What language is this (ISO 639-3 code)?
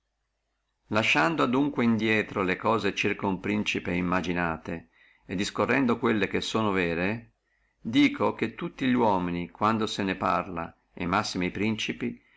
ita